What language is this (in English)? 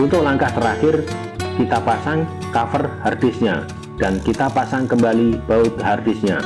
Indonesian